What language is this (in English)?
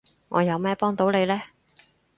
Cantonese